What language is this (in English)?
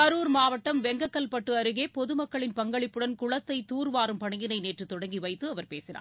Tamil